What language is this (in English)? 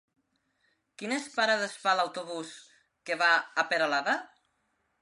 Catalan